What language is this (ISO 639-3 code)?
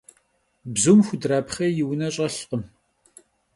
kbd